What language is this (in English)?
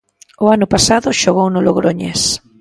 Galician